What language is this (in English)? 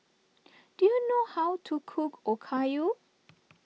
English